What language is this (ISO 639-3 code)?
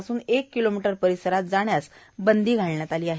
mar